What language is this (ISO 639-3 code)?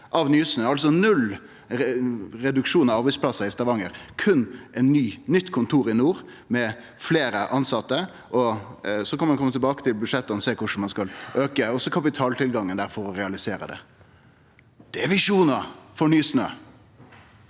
nor